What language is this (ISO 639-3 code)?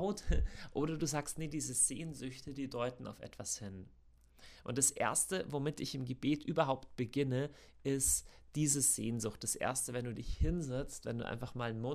deu